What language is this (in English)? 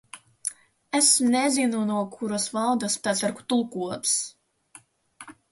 Latvian